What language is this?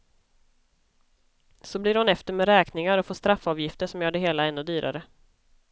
Swedish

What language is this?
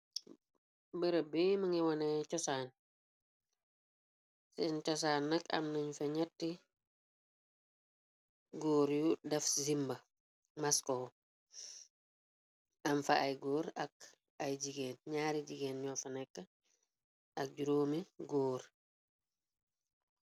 Wolof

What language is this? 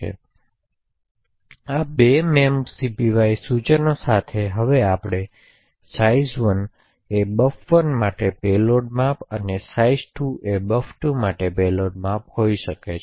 Gujarati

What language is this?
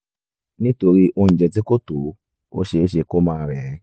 Yoruba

